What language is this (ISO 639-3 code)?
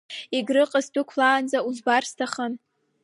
abk